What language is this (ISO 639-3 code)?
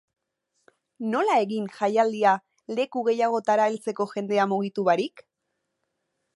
eus